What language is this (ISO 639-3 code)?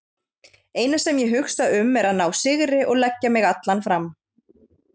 isl